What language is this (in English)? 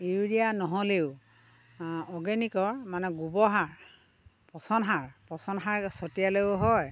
Assamese